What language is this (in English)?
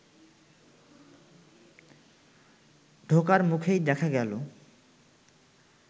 Bangla